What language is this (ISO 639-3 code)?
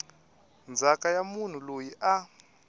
tso